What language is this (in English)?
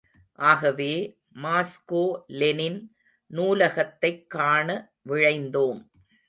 Tamil